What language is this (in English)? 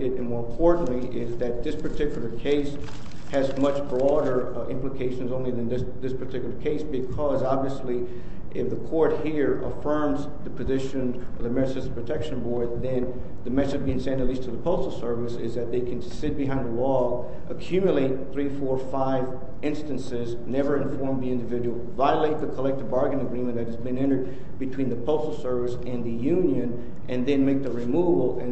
English